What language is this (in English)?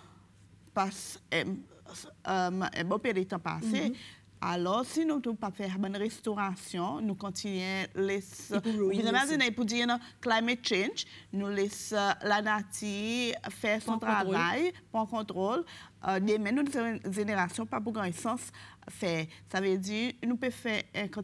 French